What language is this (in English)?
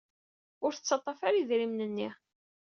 Kabyle